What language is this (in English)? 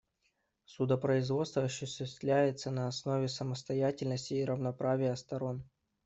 Russian